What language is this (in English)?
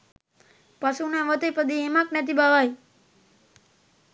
Sinhala